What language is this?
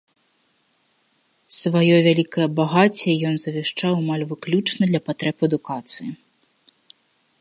Belarusian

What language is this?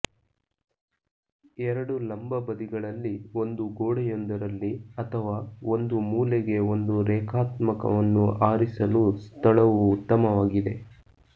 Kannada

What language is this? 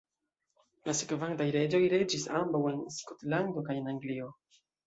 Esperanto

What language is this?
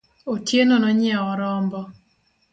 Luo (Kenya and Tanzania)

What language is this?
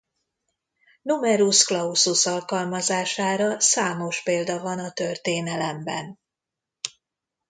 Hungarian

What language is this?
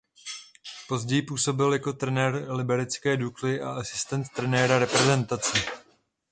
Czech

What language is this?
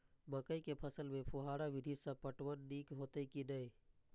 Maithili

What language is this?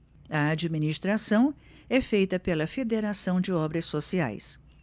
Portuguese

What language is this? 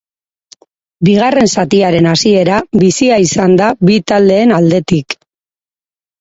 Basque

